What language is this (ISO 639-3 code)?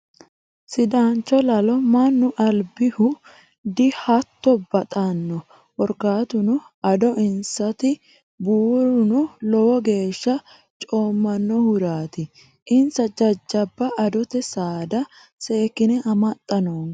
sid